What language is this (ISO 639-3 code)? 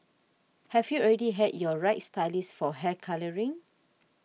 eng